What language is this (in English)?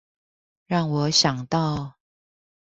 Chinese